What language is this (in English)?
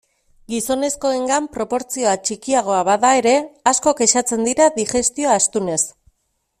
Basque